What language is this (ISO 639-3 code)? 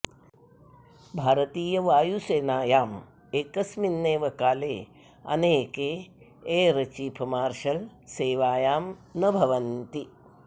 san